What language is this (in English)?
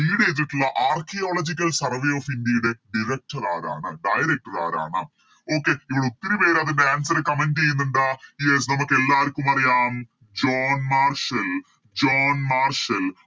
Malayalam